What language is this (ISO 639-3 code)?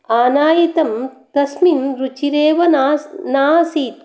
san